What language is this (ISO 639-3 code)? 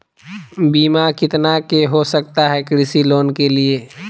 mag